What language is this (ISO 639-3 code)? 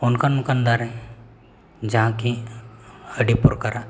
sat